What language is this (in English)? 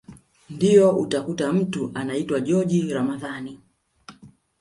Swahili